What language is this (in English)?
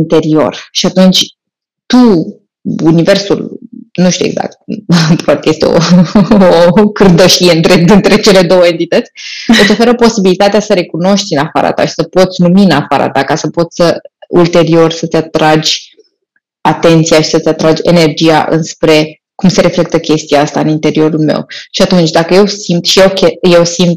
Romanian